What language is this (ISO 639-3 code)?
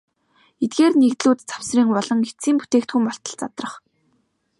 mon